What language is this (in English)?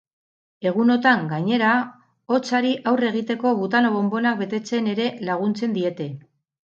Basque